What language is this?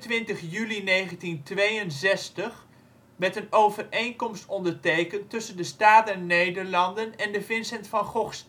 Dutch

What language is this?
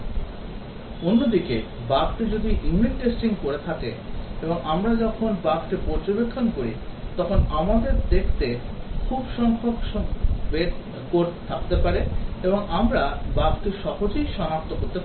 Bangla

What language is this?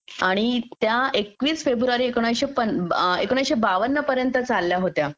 Marathi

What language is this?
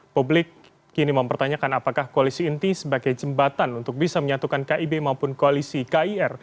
Indonesian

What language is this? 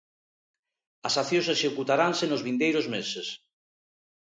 Galician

